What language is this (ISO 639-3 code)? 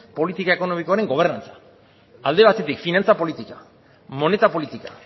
eus